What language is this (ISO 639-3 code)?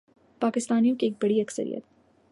urd